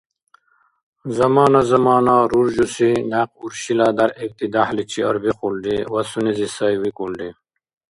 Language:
Dargwa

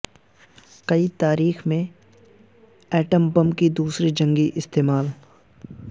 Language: Urdu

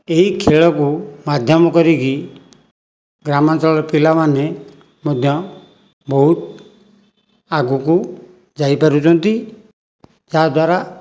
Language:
Odia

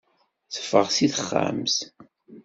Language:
Kabyle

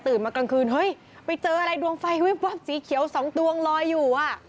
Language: Thai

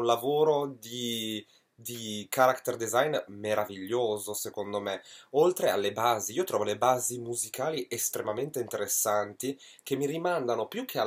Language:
Italian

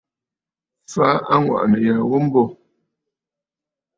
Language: Bafut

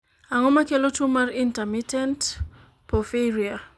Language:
Luo (Kenya and Tanzania)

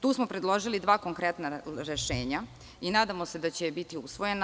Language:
Serbian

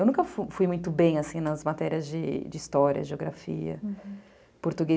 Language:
Portuguese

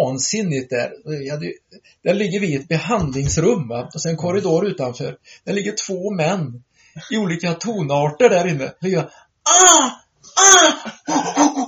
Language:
Swedish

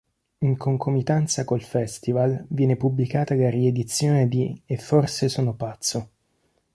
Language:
Italian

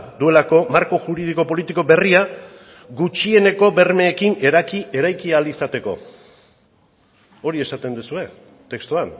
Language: Basque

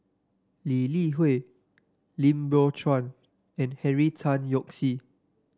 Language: English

